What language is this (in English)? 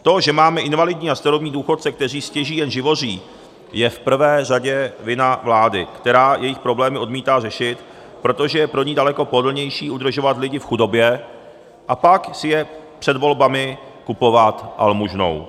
Czech